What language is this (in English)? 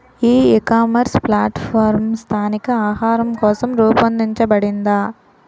Telugu